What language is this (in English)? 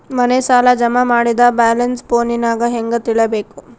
Kannada